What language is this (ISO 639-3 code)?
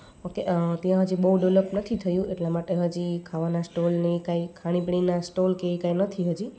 guj